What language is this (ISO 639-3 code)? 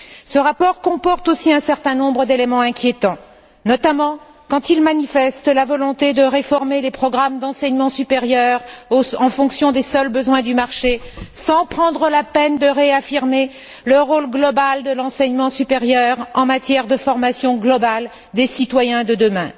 fra